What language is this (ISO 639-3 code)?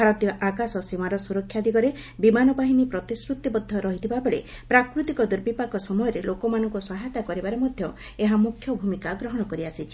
ori